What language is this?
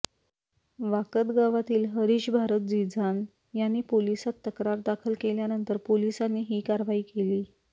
Marathi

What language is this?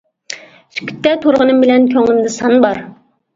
Uyghur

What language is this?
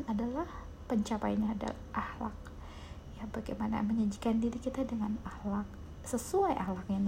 Indonesian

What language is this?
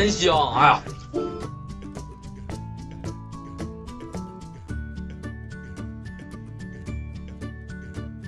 Chinese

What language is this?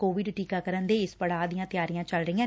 Punjabi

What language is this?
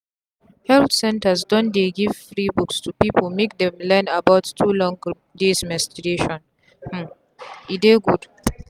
Nigerian Pidgin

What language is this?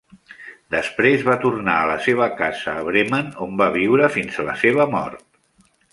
Catalan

